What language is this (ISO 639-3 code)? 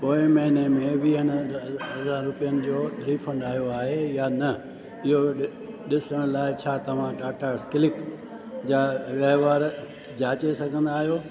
snd